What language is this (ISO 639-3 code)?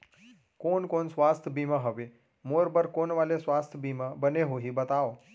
hne